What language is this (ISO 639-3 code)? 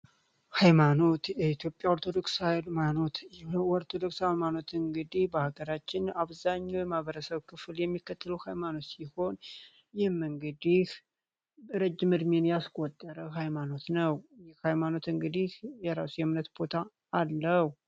amh